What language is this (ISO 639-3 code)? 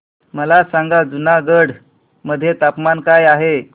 mar